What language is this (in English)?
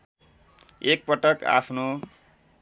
Nepali